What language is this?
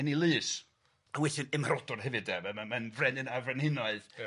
Welsh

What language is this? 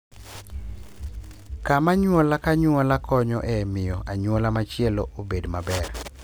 Luo (Kenya and Tanzania)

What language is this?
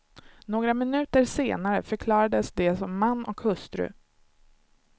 Swedish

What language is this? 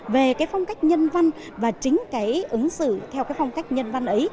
Vietnamese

